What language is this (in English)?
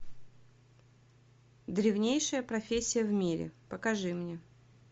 Russian